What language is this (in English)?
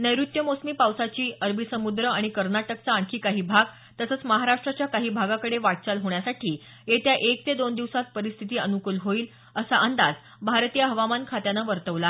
Marathi